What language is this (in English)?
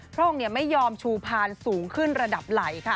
Thai